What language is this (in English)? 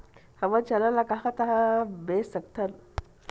Chhattisgarhi